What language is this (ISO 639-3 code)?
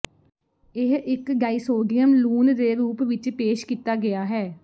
pan